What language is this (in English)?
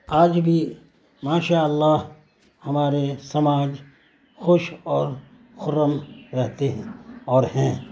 Urdu